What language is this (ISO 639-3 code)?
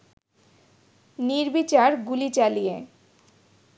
ben